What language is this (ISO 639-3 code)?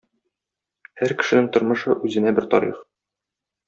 tat